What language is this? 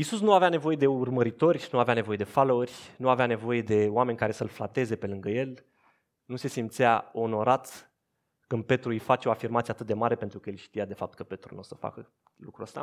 Romanian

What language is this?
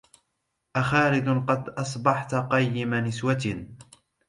Arabic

